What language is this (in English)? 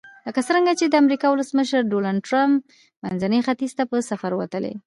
Pashto